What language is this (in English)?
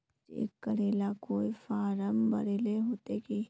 Magahi